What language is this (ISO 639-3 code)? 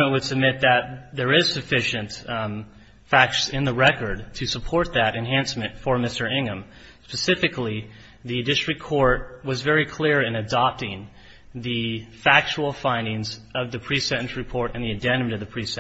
eng